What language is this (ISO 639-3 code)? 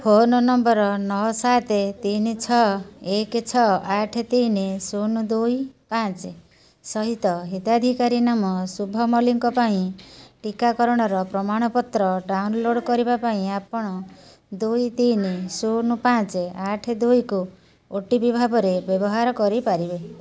ori